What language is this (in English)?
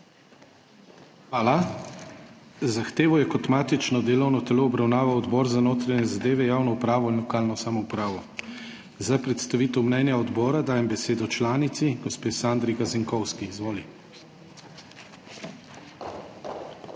Slovenian